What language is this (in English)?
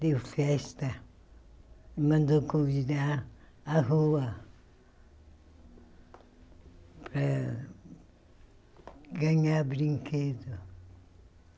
Portuguese